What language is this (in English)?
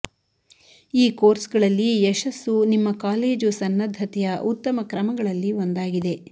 Kannada